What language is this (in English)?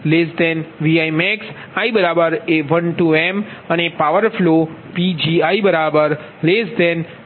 Gujarati